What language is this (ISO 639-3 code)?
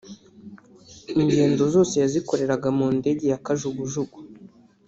kin